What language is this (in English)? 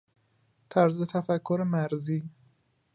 Persian